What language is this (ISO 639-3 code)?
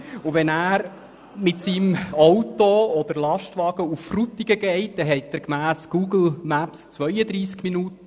gsw